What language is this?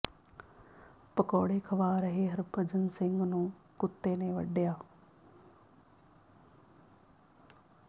Punjabi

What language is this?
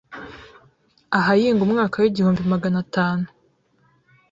Kinyarwanda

